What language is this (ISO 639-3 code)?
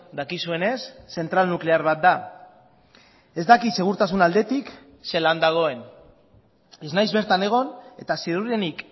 eus